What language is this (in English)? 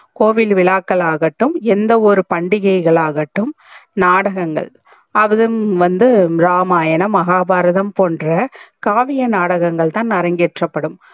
Tamil